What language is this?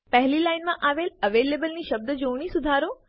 Gujarati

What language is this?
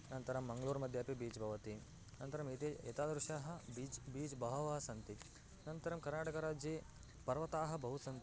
Sanskrit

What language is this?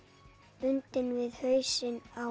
Icelandic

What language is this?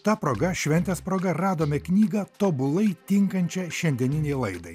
Lithuanian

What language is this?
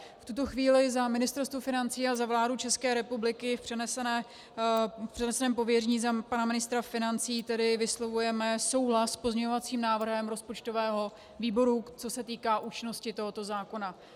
Czech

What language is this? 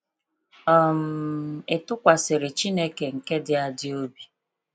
Igbo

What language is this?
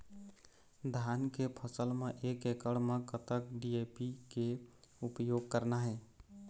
Chhattisgarhi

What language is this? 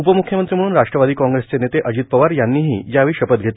Marathi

